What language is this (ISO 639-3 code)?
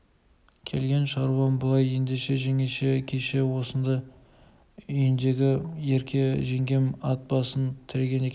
kaz